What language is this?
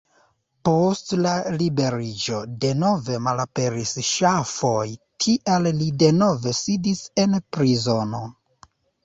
Esperanto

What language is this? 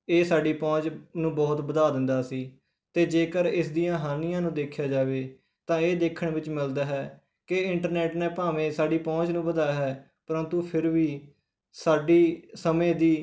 Punjabi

